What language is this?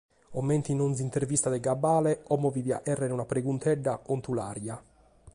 Sardinian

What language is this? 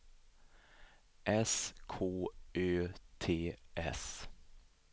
Swedish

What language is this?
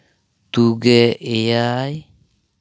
Santali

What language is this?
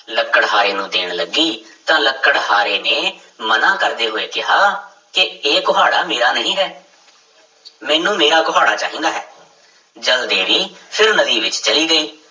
Punjabi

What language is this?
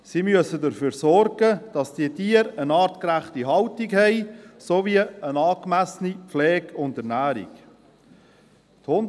Swiss German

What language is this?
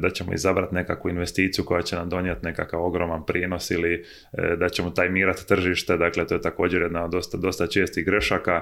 Croatian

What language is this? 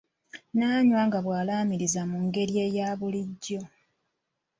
Ganda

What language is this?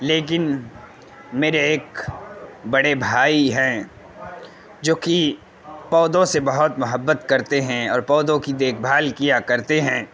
Urdu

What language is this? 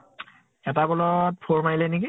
Assamese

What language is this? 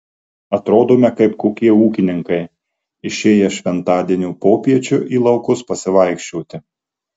Lithuanian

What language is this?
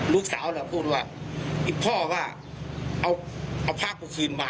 Thai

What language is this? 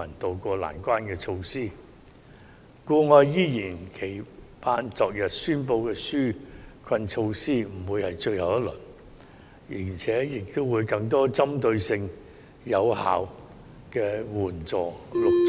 Cantonese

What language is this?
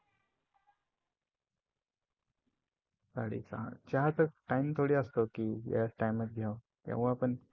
Marathi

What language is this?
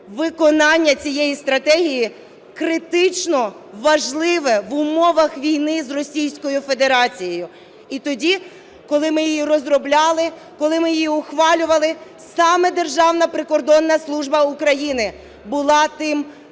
Ukrainian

